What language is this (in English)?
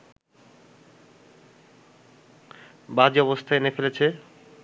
Bangla